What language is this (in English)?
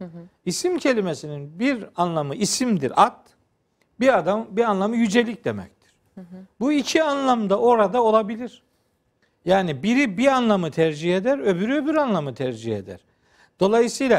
Turkish